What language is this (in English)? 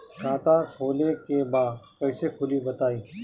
Bhojpuri